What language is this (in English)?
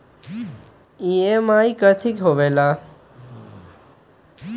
Magahi